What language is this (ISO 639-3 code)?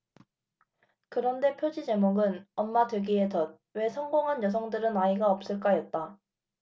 kor